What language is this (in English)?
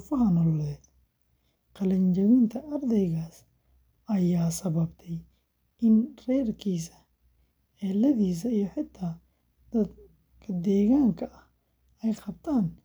Somali